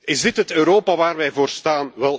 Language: Dutch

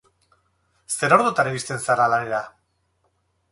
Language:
Basque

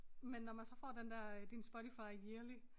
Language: Danish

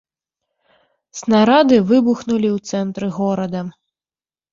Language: Belarusian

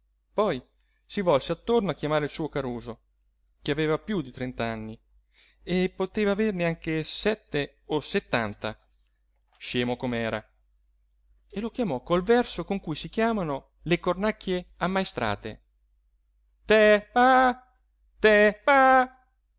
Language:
Italian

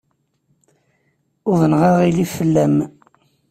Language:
Kabyle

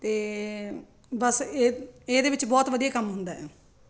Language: Punjabi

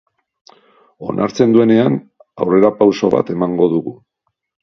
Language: Basque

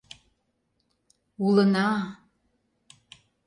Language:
Mari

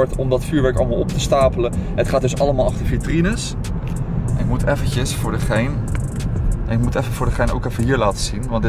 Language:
Dutch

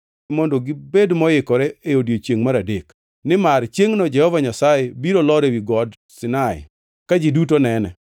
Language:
Luo (Kenya and Tanzania)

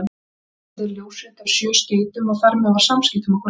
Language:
Icelandic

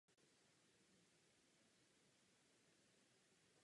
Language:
Czech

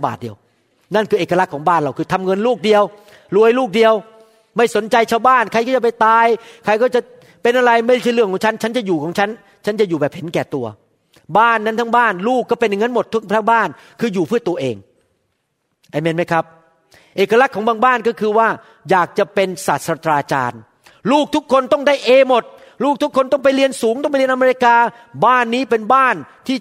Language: Thai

